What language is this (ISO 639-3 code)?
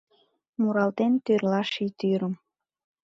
chm